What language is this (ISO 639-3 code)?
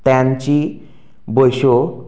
kok